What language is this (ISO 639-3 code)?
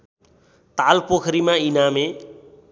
nep